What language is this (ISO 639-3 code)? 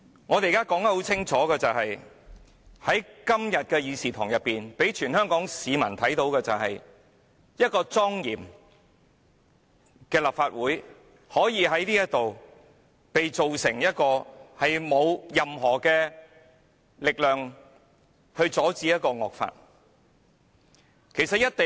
yue